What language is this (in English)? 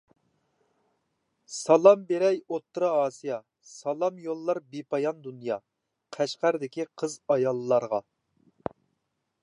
Uyghur